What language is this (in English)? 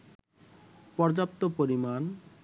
Bangla